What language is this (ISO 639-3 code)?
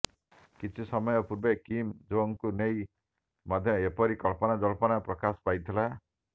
ori